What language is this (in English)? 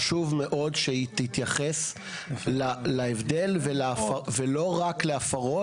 Hebrew